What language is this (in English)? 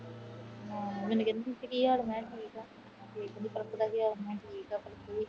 Punjabi